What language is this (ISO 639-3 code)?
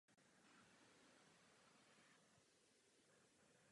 ces